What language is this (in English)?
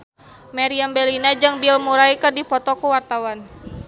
Sundanese